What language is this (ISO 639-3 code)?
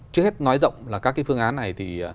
vie